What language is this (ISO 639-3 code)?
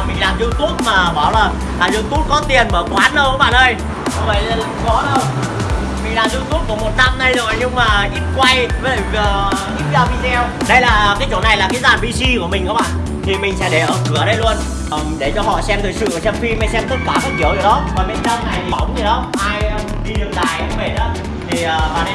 vie